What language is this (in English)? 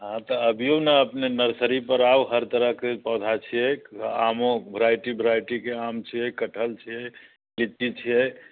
Maithili